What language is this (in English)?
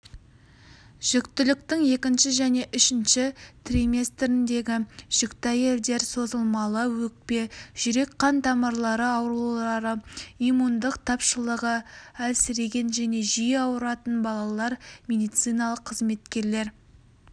Kazakh